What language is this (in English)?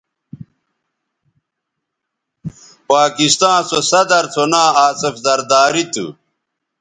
Bateri